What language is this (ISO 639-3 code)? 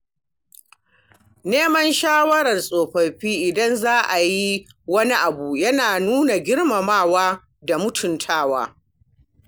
hau